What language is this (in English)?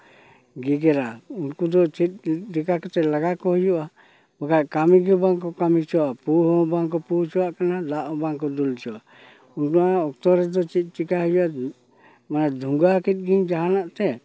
Santali